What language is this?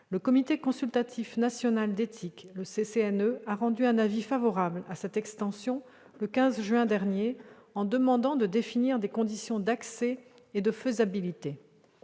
French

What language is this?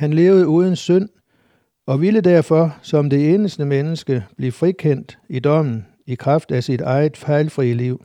Danish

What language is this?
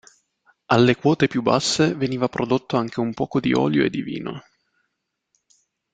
Italian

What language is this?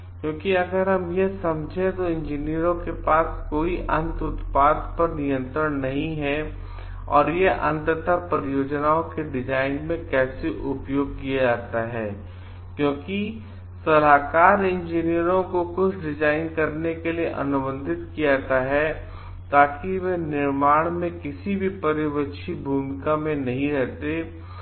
Hindi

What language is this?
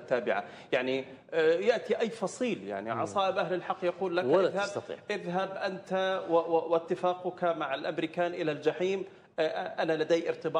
Arabic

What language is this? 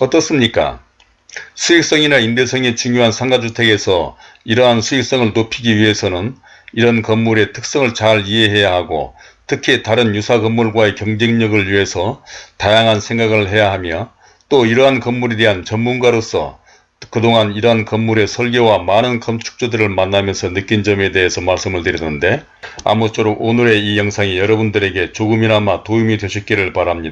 Korean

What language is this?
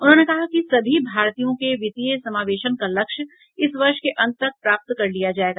Hindi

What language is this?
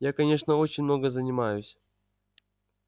Russian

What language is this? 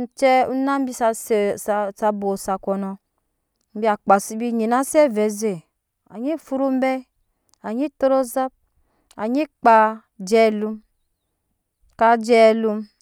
Nyankpa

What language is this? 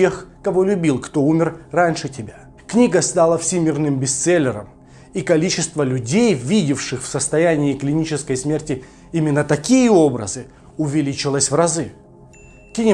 Russian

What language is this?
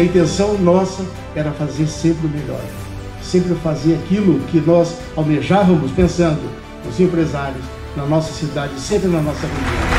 Portuguese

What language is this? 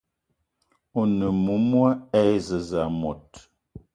Eton (Cameroon)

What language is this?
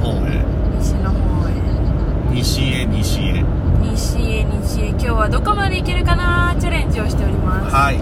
Japanese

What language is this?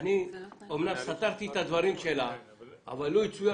Hebrew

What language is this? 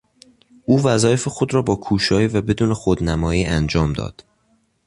Persian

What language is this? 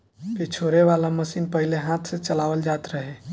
Bhojpuri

